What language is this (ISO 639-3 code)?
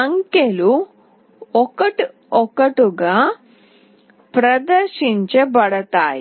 tel